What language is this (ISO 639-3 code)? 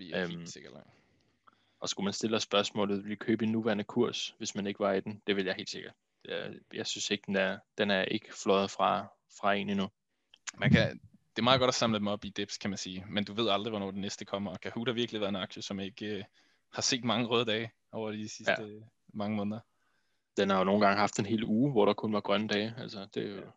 dan